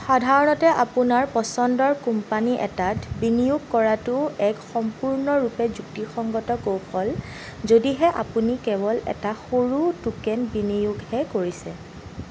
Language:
Assamese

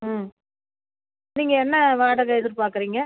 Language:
Tamil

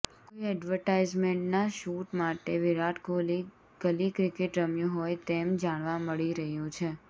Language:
Gujarati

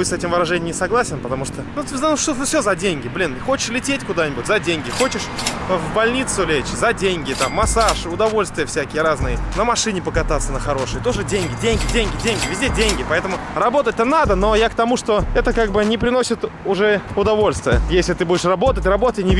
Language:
Russian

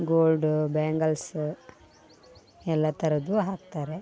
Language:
Kannada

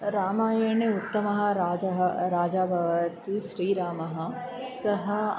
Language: Sanskrit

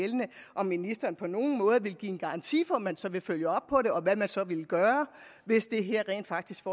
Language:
Danish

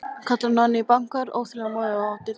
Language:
Icelandic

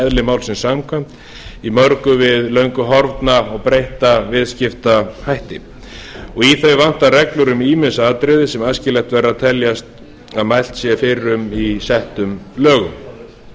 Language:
Icelandic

